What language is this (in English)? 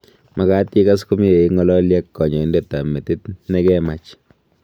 Kalenjin